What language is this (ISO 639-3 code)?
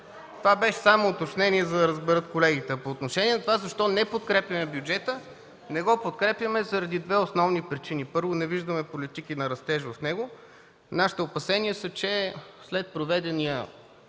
bul